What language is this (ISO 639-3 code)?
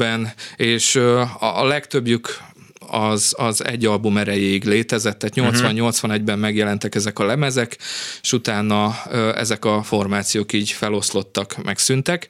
hun